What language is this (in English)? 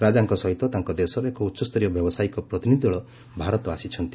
Odia